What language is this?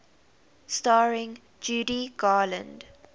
English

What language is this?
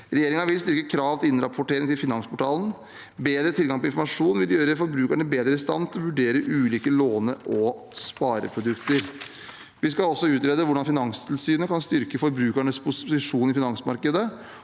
Norwegian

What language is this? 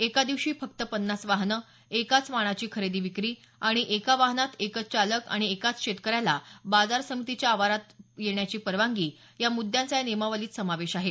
Marathi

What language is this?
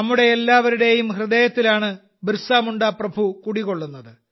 Malayalam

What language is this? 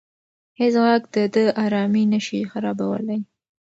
Pashto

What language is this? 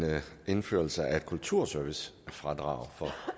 Danish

